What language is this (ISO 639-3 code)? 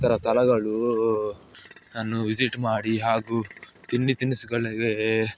kan